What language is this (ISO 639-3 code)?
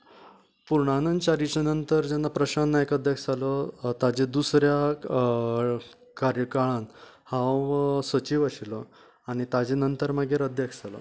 kok